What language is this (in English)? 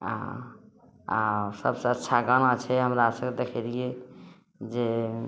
Maithili